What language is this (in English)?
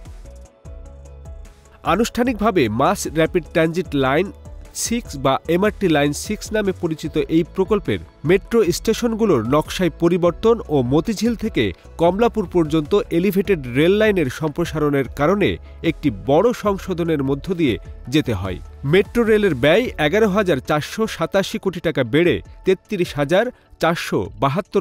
English